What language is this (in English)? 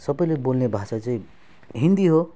Nepali